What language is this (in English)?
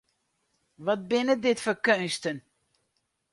Western Frisian